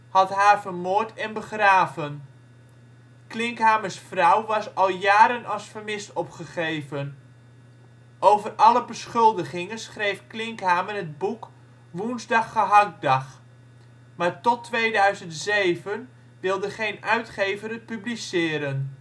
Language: Dutch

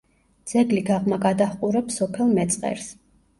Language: Georgian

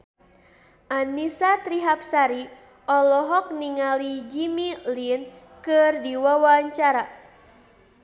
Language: Sundanese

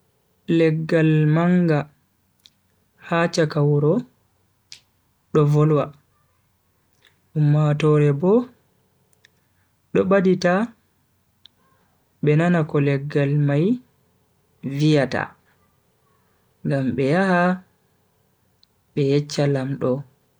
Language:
Bagirmi Fulfulde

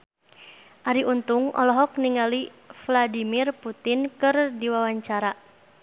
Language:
Sundanese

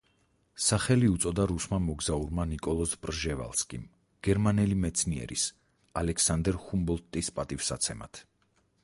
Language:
Georgian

